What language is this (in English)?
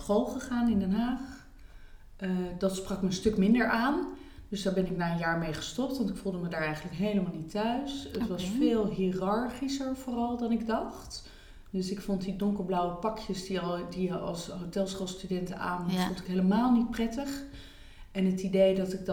Dutch